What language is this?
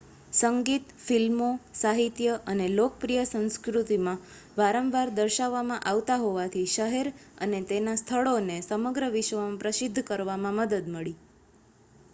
Gujarati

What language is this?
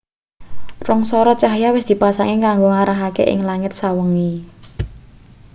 Javanese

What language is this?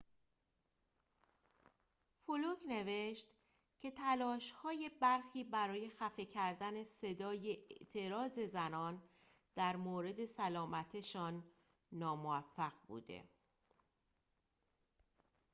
Persian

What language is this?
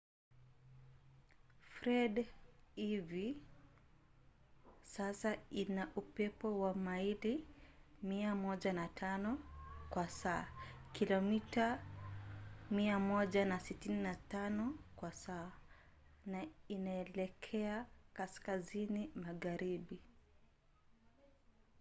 Swahili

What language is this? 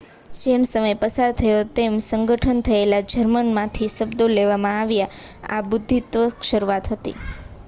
Gujarati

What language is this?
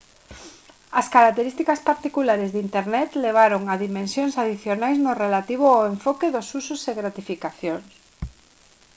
Galician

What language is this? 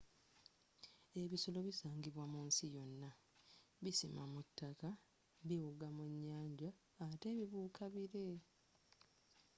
Ganda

